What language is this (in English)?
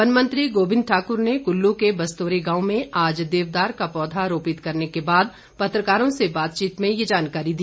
Hindi